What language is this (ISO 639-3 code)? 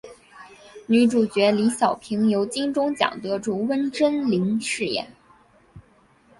zho